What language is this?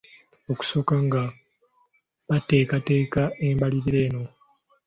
Ganda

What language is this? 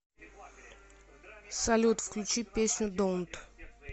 Russian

